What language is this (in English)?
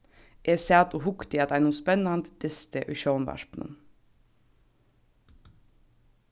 Faroese